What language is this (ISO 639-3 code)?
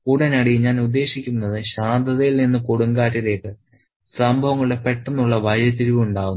mal